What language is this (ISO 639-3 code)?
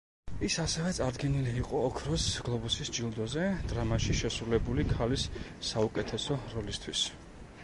kat